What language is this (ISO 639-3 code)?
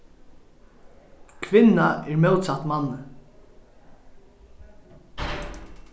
fao